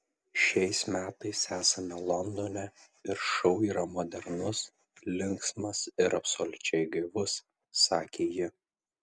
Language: Lithuanian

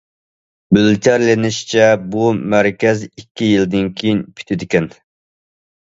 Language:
Uyghur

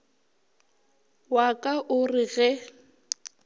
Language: Northern Sotho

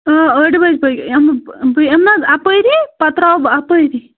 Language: Kashmiri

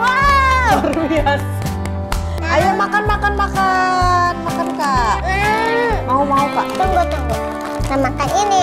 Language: Indonesian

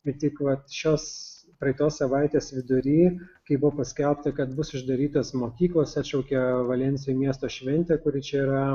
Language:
Lithuanian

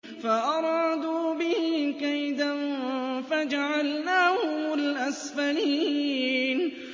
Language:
Arabic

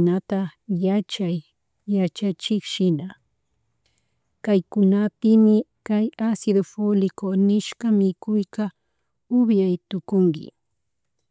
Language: Chimborazo Highland Quichua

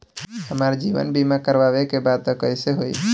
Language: Bhojpuri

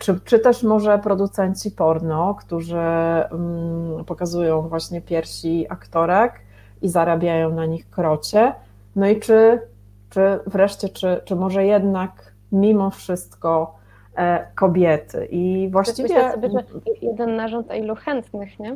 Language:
Polish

